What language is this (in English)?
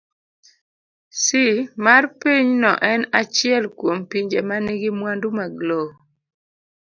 Luo (Kenya and Tanzania)